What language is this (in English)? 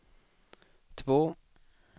Swedish